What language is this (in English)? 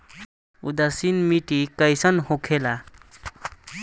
Bhojpuri